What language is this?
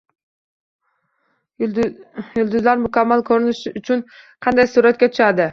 Uzbek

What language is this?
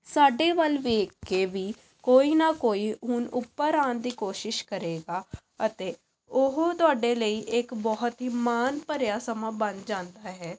Punjabi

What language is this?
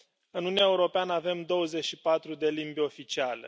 Romanian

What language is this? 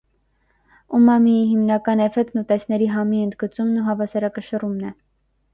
Armenian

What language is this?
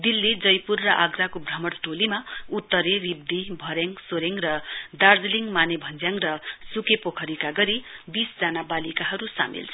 Nepali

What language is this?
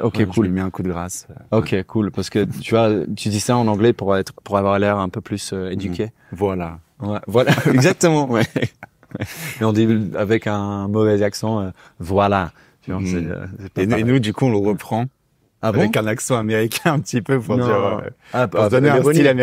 French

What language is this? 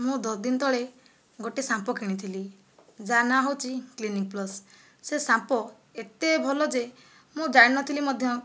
Odia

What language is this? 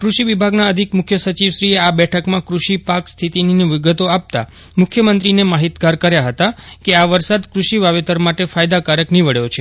Gujarati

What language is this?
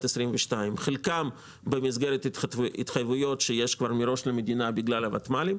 Hebrew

